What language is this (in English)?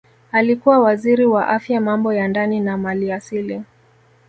Swahili